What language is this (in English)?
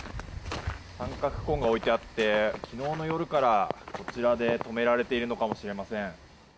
Japanese